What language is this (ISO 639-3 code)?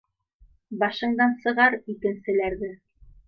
bak